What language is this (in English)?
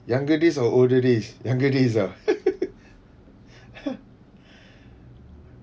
English